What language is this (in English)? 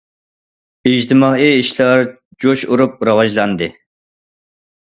Uyghur